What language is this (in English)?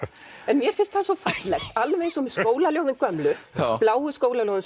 Icelandic